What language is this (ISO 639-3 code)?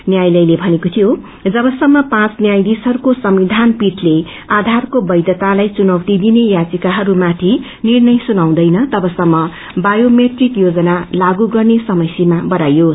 nep